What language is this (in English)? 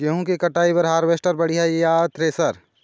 Chhattisgarhi